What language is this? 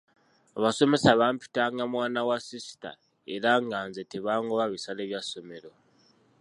Ganda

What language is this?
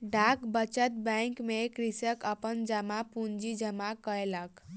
Maithili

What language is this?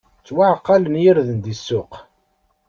Kabyle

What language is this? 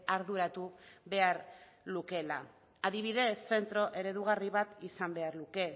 Basque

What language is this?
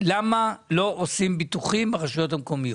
Hebrew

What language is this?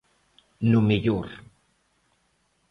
Galician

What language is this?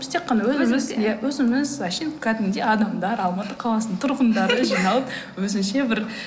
Kazakh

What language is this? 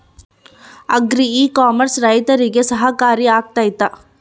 Kannada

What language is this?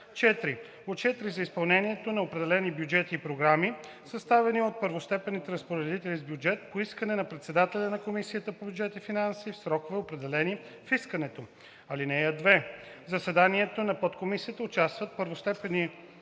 Bulgarian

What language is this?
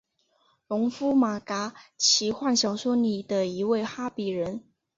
Chinese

